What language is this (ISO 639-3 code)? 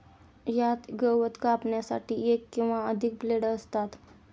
mar